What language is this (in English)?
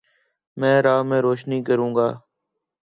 Urdu